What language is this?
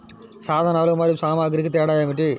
Telugu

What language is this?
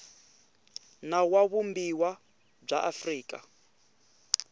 Tsonga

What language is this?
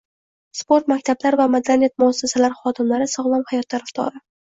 Uzbek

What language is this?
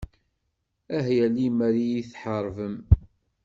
Kabyle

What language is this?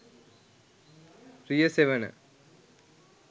Sinhala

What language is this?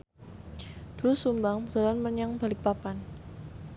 Javanese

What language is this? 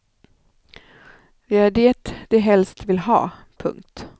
Swedish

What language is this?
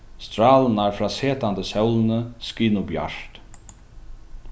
Faroese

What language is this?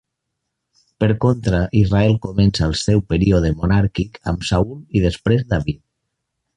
Catalan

